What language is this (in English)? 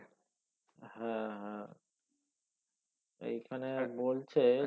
Bangla